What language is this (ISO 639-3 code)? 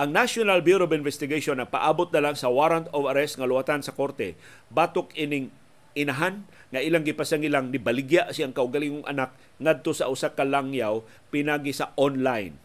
fil